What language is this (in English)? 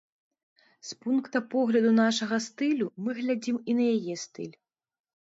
Belarusian